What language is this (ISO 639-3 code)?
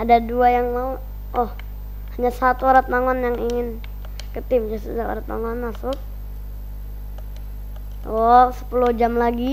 ind